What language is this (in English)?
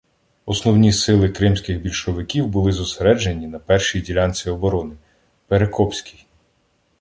Ukrainian